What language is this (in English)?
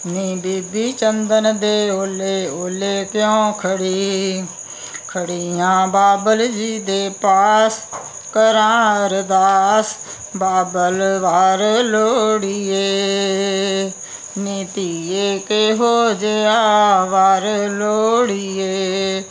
Punjabi